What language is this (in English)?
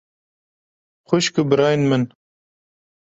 Kurdish